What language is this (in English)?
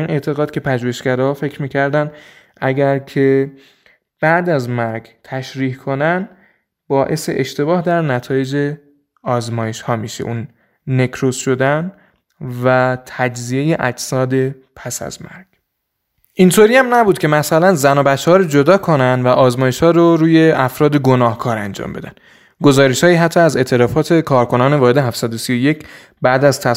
Persian